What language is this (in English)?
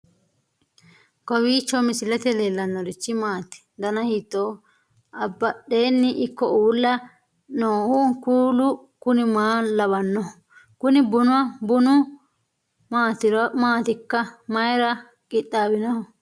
Sidamo